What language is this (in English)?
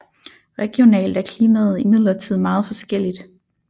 Danish